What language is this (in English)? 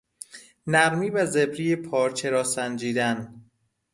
Persian